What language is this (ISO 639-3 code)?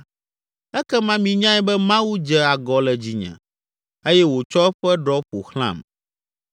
ewe